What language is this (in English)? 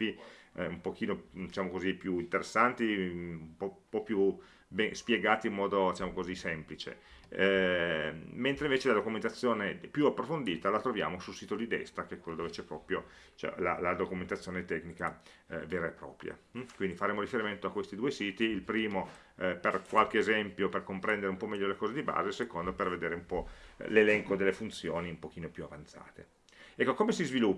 Italian